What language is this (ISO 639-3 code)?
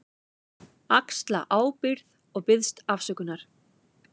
isl